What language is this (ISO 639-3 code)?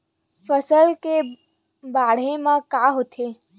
hne